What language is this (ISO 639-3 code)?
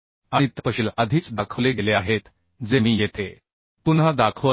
mar